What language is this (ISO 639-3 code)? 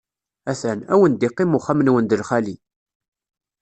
kab